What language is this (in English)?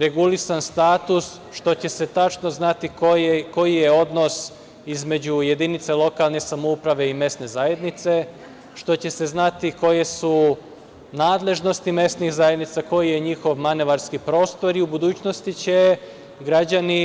Serbian